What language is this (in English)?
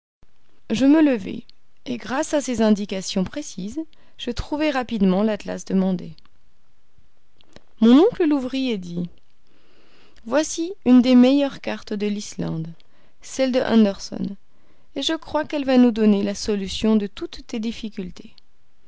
French